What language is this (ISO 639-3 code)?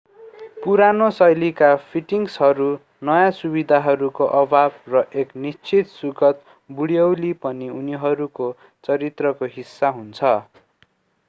nep